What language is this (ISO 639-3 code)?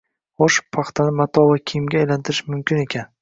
uzb